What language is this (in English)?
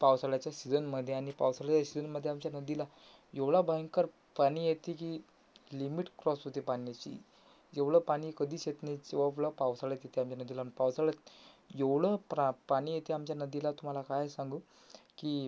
Marathi